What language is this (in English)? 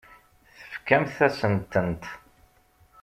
Kabyle